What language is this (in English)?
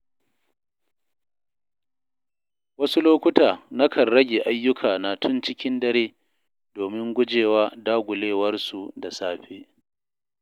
Hausa